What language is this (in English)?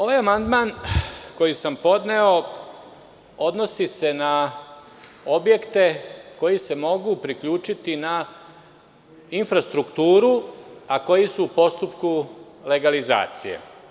Serbian